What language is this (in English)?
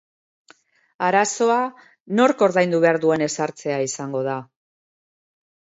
Basque